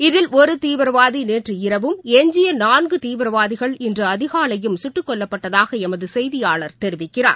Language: Tamil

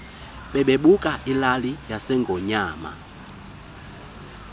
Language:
Xhosa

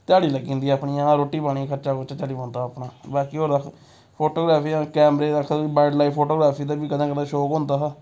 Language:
Dogri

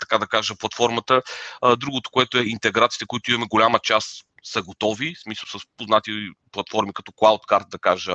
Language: Bulgarian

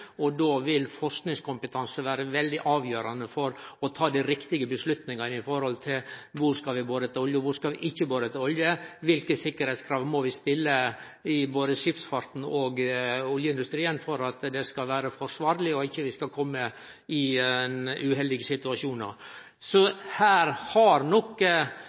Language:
Norwegian Nynorsk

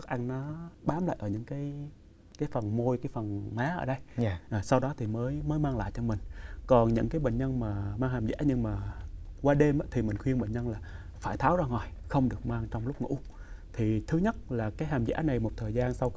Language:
Vietnamese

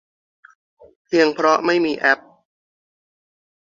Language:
Thai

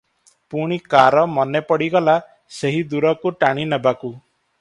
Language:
Odia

